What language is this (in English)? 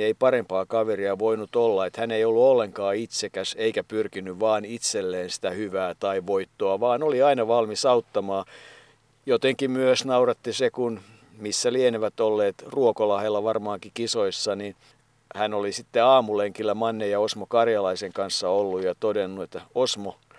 Finnish